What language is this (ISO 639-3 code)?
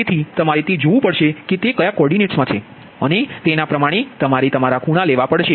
guj